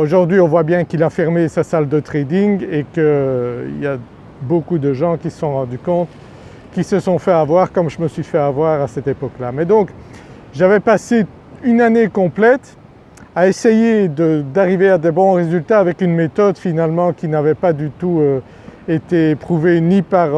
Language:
French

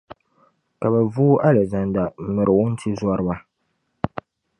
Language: Dagbani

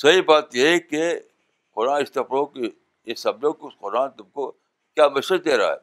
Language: Urdu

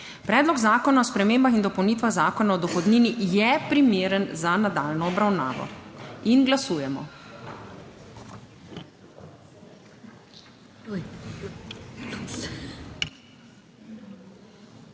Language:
Slovenian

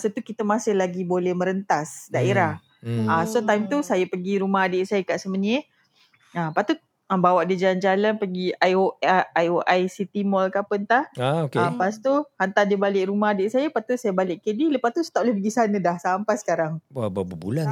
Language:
Malay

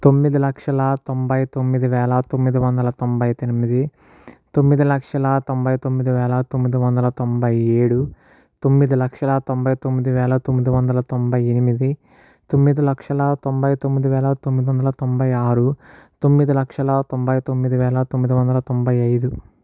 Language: Telugu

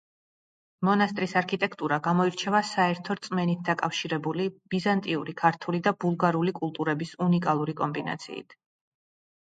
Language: Georgian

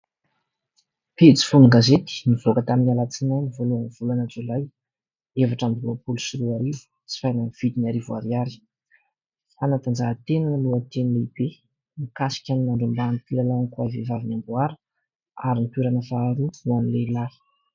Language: Malagasy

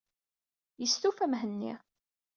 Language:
Kabyle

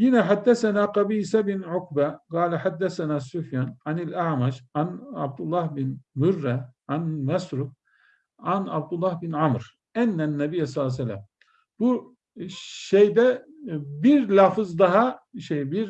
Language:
Turkish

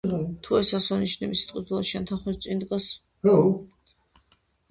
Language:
Georgian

